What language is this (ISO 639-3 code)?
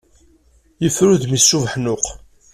kab